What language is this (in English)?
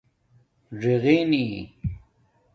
Domaaki